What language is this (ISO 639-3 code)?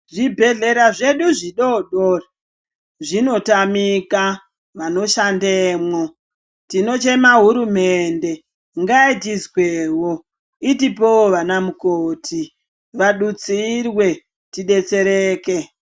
ndc